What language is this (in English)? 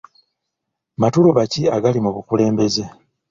Ganda